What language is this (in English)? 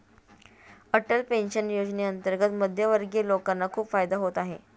Marathi